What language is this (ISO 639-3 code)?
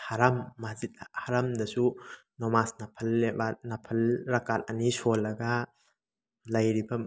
mni